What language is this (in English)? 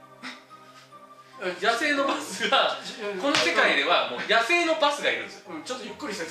Japanese